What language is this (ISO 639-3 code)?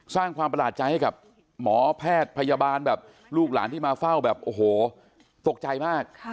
tha